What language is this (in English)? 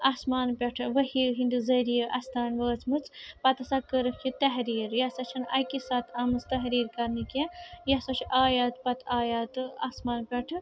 Kashmiri